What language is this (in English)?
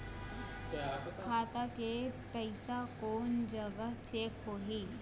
Chhattisgarhi